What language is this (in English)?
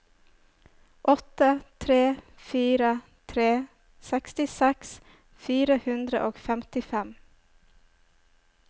Norwegian